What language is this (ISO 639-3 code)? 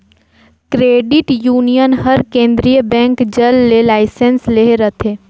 hne